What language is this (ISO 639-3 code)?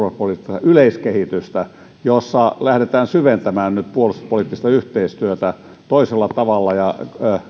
fin